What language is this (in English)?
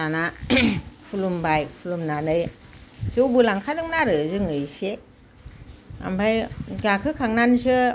Bodo